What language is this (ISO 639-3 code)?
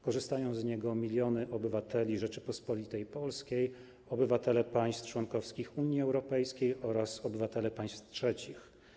pol